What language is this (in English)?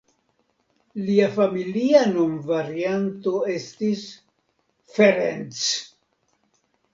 Esperanto